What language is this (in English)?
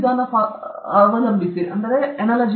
Kannada